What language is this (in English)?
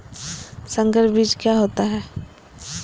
Magahi